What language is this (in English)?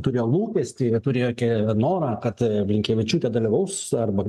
Lithuanian